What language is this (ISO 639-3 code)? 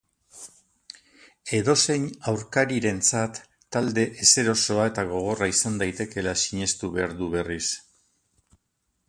eus